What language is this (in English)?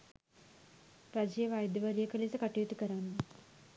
Sinhala